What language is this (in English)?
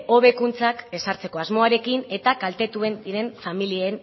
Basque